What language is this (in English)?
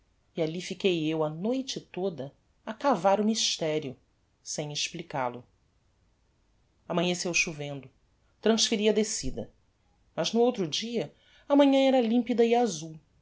Portuguese